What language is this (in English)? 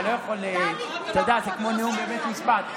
Hebrew